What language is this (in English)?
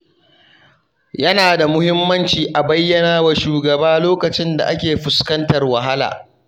Hausa